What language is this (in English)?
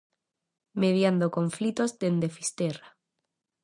Galician